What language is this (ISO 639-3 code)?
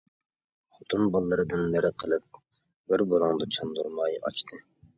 uig